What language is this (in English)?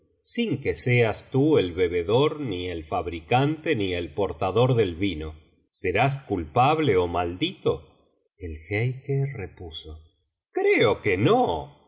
Spanish